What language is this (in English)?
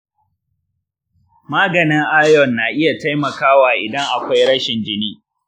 Hausa